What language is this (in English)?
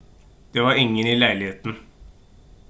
Norwegian Bokmål